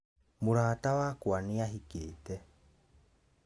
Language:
Kikuyu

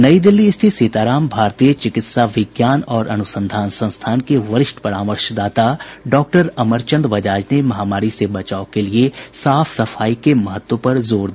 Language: Hindi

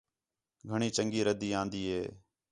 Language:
Khetrani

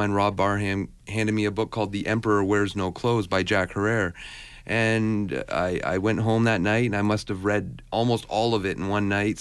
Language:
English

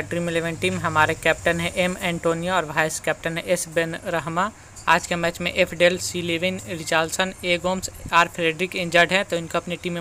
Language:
Hindi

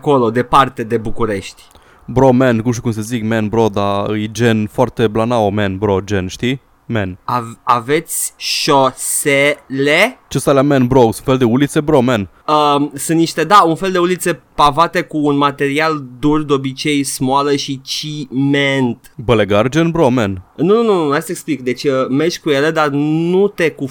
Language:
Romanian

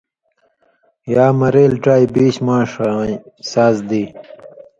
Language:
Indus Kohistani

